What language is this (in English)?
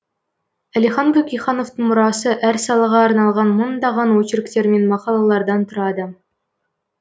Kazakh